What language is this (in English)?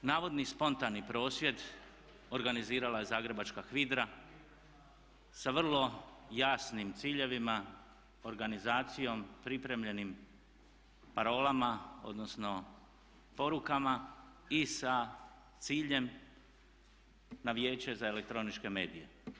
Croatian